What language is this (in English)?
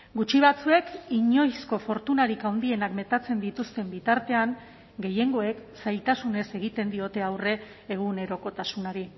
Basque